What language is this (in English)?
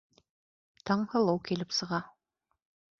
Bashkir